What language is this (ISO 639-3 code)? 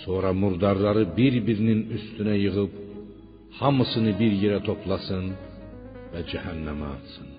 fas